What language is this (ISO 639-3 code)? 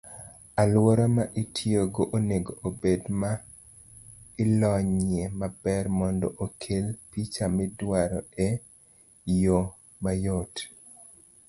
luo